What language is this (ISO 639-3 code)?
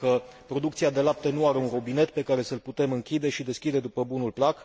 ron